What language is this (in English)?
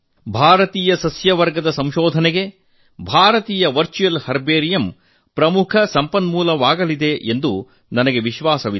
Kannada